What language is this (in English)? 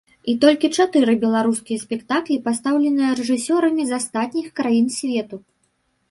Belarusian